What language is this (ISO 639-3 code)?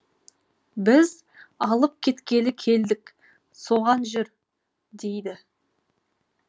kaz